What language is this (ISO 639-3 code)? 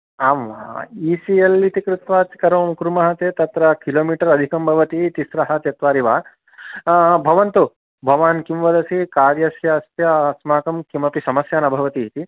san